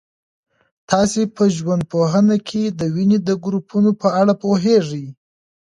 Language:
Pashto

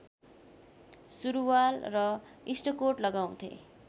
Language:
Nepali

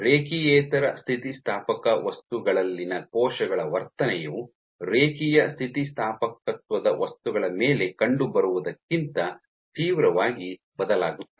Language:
Kannada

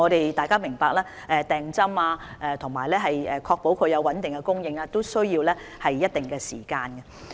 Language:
Cantonese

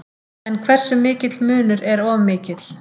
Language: Icelandic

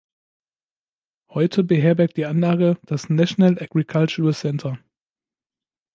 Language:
German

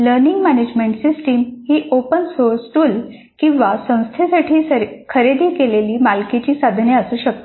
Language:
Marathi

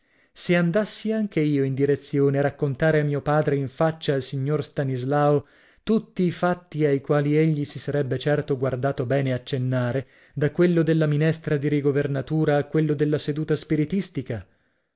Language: Italian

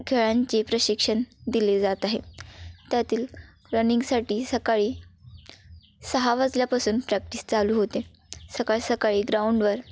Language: Marathi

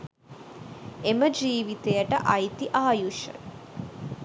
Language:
Sinhala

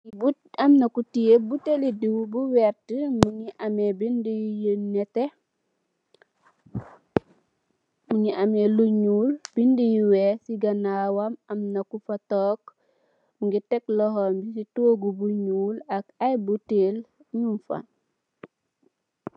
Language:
Wolof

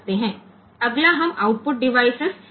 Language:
Gujarati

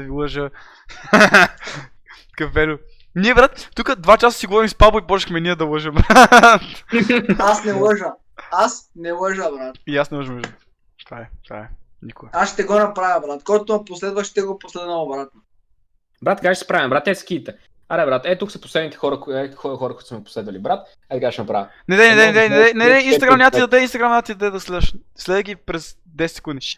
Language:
Bulgarian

